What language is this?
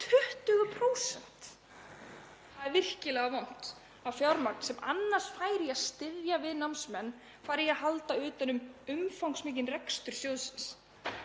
Icelandic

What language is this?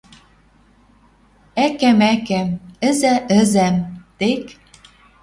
Western Mari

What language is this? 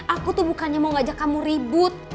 Indonesian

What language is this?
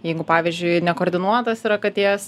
Lithuanian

